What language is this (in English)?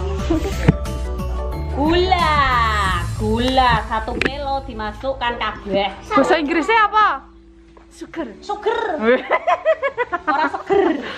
Indonesian